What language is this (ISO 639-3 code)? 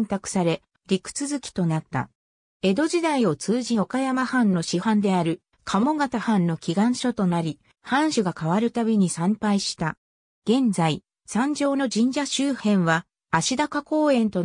jpn